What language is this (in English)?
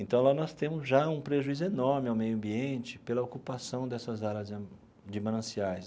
Portuguese